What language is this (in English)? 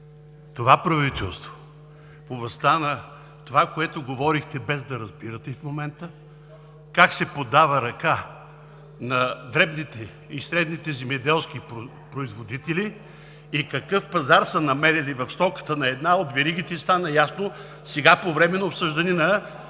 Bulgarian